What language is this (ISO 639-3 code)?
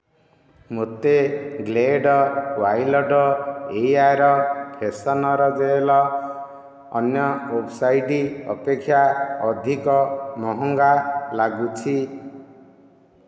ori